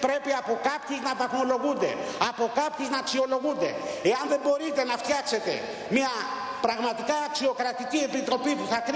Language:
Greek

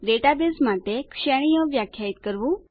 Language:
Gujarati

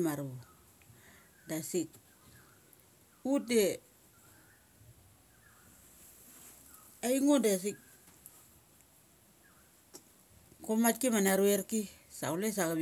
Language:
Mali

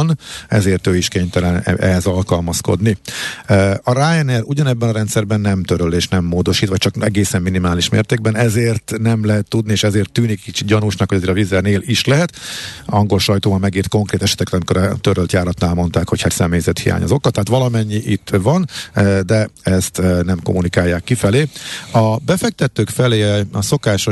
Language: Hungarian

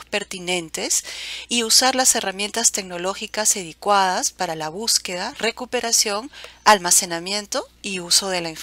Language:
Spanish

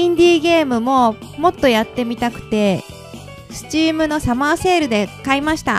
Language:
Japanese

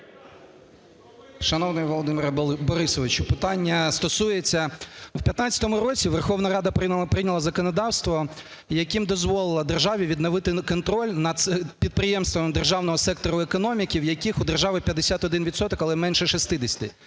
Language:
Ukrainian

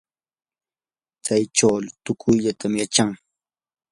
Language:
Yanahuanca Pasco Quechua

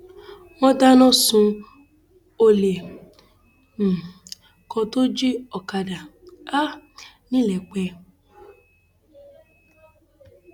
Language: Yoruba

